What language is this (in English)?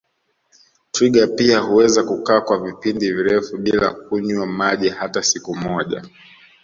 Swahili